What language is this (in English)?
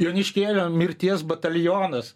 Lithuanian